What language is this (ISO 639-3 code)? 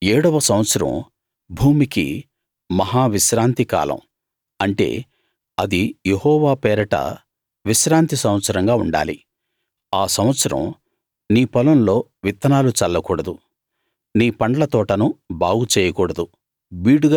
tel